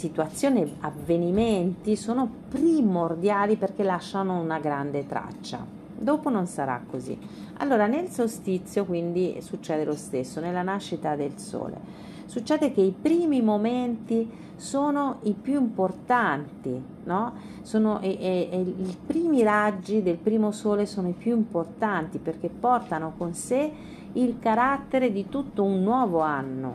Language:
Italian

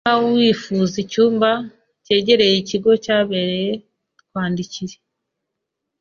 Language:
Kinyarwanda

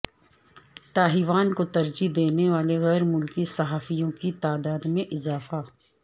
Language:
Urdu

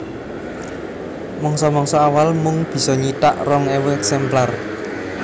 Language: Javanese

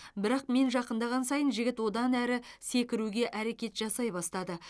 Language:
Kazakh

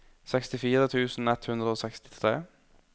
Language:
Norwegian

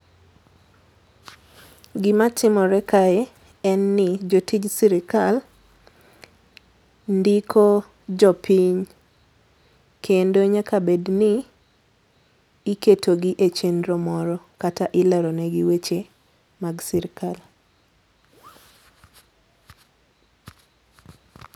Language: Luo (Kenya and Tanzania)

